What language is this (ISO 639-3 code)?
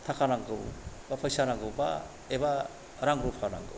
brx